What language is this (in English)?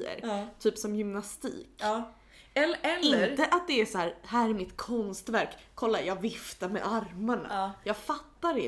Swedish